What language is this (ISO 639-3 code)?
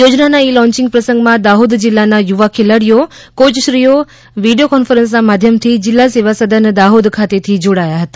guj